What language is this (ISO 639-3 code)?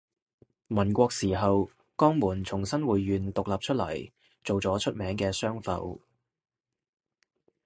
yue